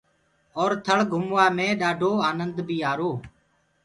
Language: Gurgula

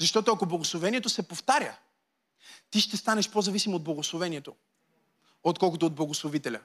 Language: Bulgarian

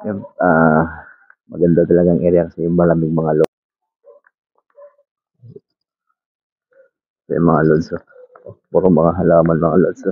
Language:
Filipino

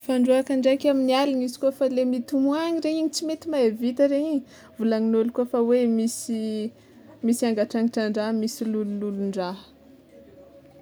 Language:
Tsimihety Malagasy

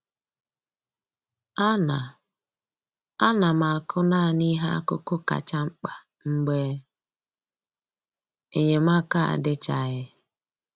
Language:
Igbo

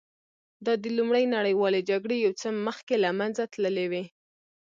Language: Pashto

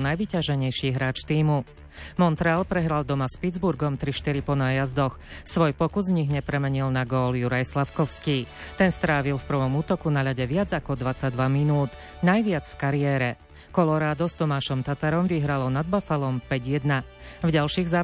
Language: Slovak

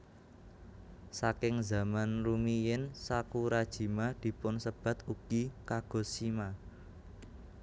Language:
Javanese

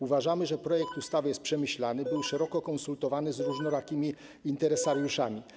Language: Polish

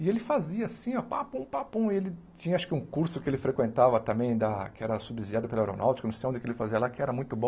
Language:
Portuguese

